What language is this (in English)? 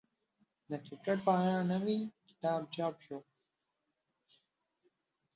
Pashto